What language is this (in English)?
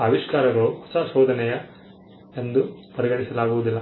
Kannada